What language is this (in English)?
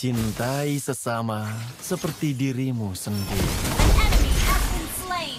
Indonesian